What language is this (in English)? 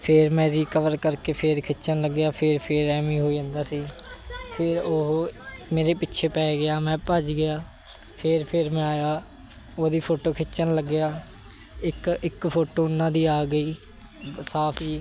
Punjabi